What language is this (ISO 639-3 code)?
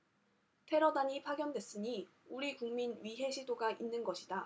kor